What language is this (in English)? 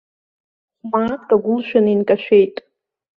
Abkhazian